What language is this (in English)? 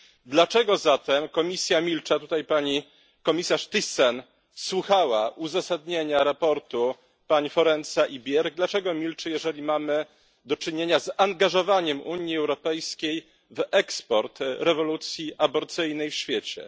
Polish